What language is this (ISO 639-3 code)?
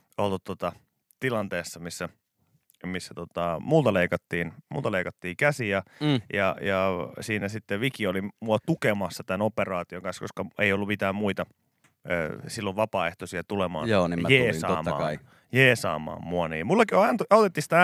fin